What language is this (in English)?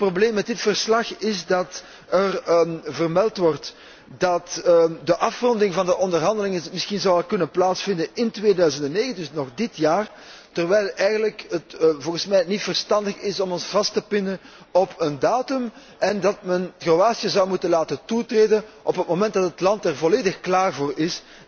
Dutch